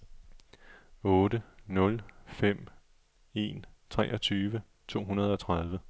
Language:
Danish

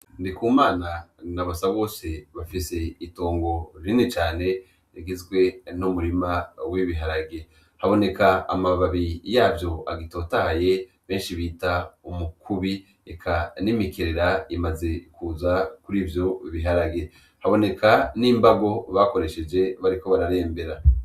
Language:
Rundi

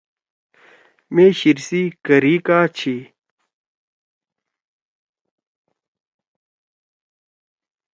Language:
Torwali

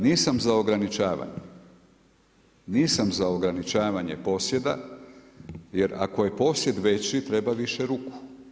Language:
Croatian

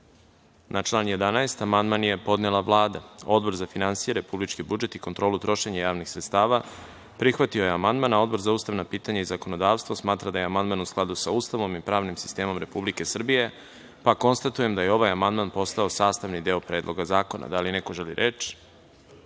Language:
Serbian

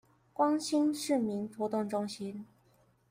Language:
Chinese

